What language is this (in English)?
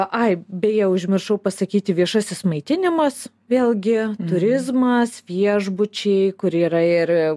Lithuanian